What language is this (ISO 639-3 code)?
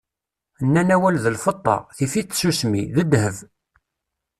kab